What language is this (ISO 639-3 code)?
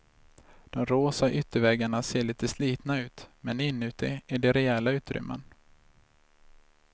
swe